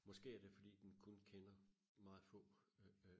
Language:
Danish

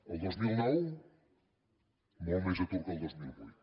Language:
Catalan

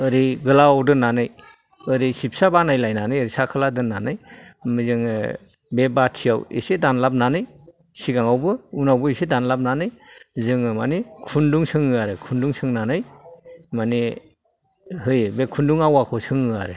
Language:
Bodo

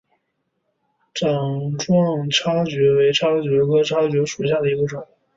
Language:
Chinese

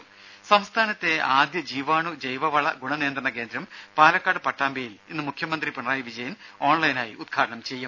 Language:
Malayalam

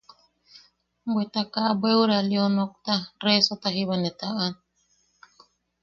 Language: Yaqui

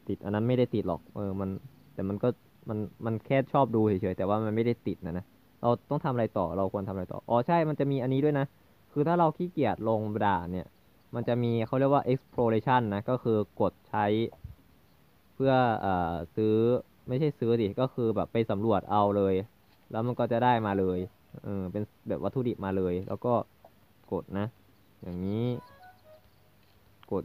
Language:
Thai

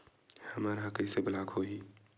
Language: Chhattisgarhi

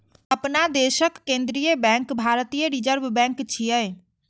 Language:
Maithili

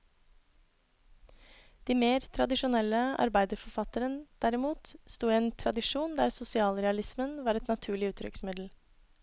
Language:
Norwegian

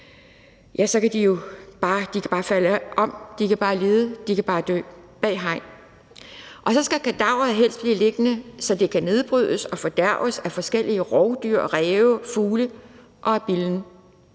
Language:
Danish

